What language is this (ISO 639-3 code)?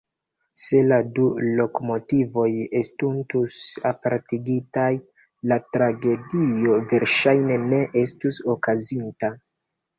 epo